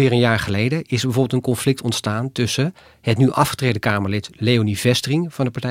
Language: Dutch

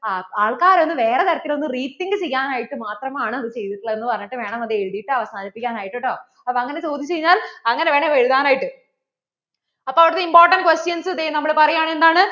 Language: Malayalam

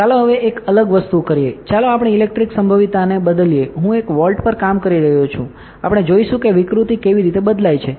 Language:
Gujarati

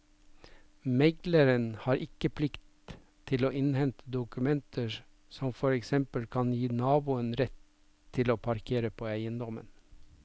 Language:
Norwegian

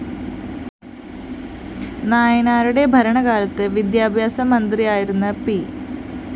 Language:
Malayalam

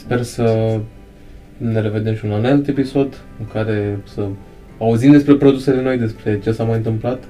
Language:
Romanian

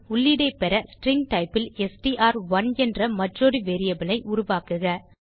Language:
Tamil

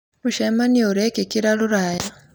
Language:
Kikuyu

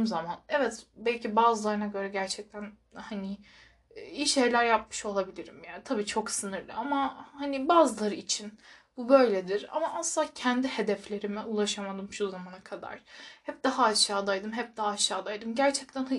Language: Turkish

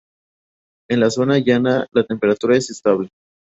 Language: Spanish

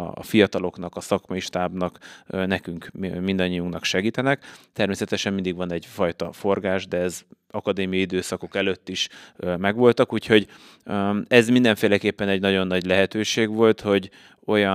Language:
Hungarian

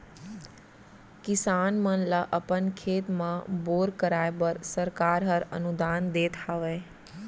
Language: Chhattisgarhi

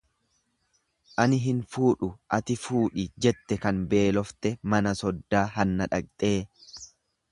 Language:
Oromo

